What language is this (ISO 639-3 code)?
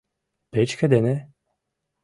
chm